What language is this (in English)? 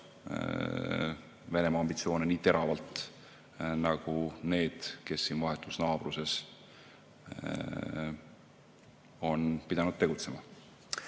Estonian